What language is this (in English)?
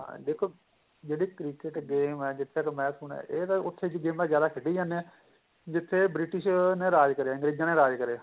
Punjabi